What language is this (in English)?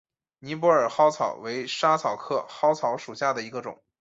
Chinese